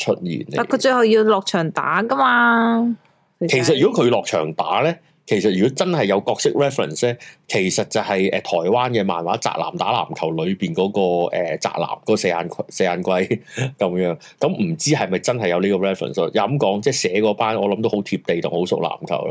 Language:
Chinese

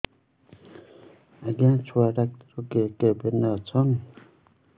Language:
Odia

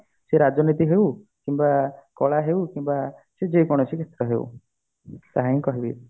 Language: Odia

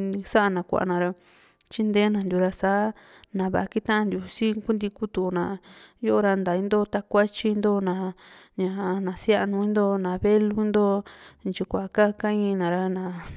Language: Juxtlahuaca Mixtec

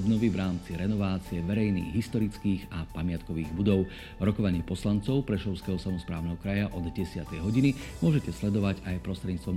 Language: Slovak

